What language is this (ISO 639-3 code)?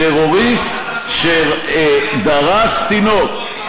heb